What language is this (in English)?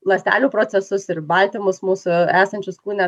Lithuanian